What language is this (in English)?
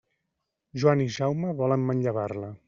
Catalan